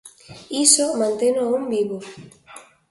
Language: Galician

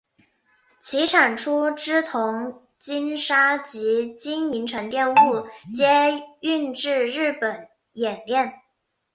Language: Chinese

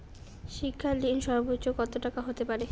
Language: Bangla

